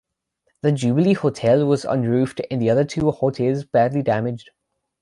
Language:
English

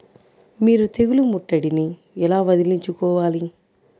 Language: Telugu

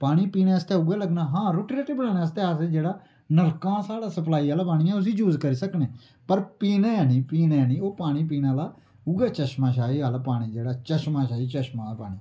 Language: Dogri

